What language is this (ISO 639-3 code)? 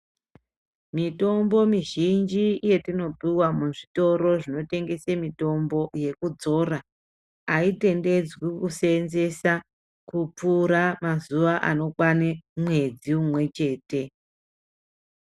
ndc